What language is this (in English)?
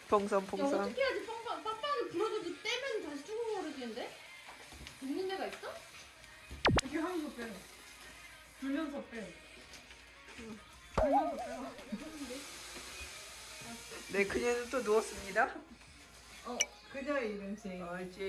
Korean